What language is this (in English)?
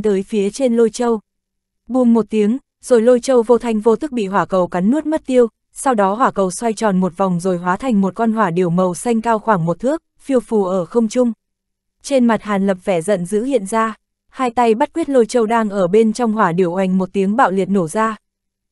Vietnamese